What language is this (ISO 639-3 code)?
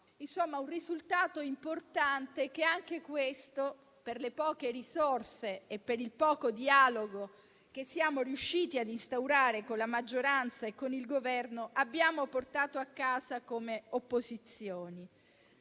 ita